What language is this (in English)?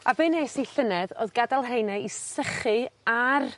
Welsh